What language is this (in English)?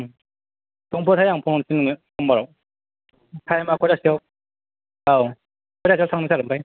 Bodo